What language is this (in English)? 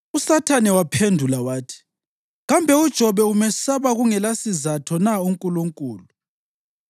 North Ndebele